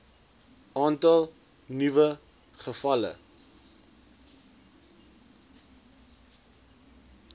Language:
Afrikaans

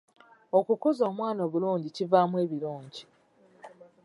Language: Ganda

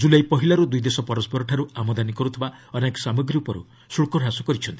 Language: Odia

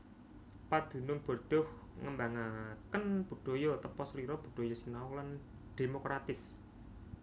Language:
Javanese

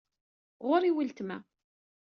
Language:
Kabyle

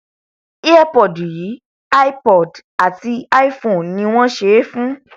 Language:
Yoruba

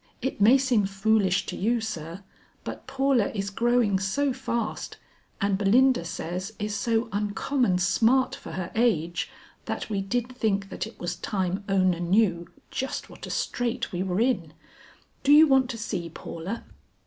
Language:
English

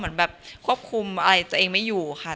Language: Thai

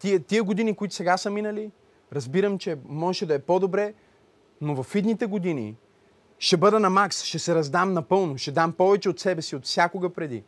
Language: Bulgarian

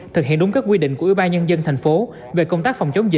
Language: Vietnamese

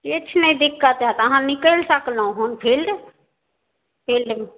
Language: Maithili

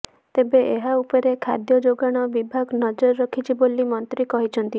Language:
Odia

